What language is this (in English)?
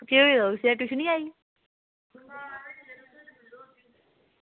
Dogri